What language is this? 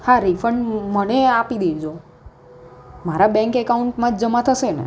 Gujarati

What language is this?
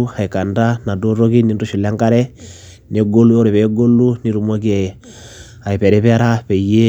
Masai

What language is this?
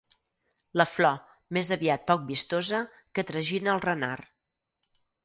Catalan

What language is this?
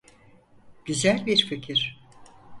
Turkish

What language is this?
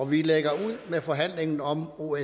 Danish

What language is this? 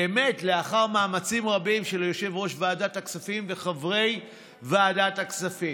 Hebrew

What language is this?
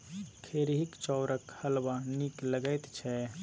Maithili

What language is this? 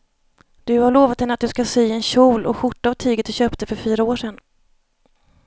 Swedish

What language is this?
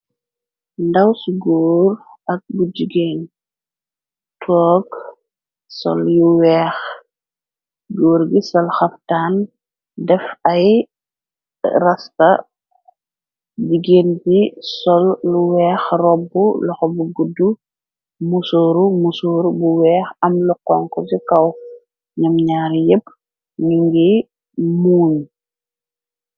Wolof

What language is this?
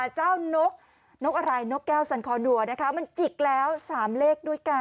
Thai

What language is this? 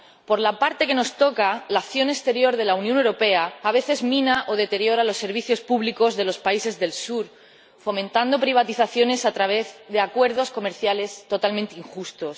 Spanish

